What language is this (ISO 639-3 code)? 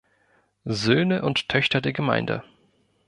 deu